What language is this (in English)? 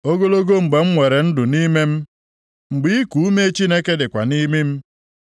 Igbo